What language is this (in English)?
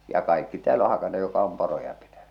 Finnish